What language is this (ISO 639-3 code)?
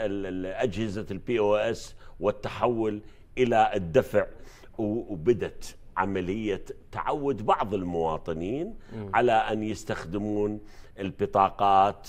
ara